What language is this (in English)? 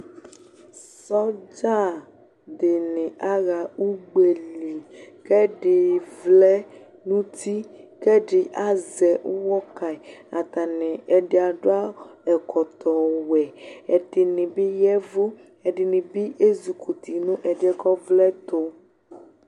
Ikposo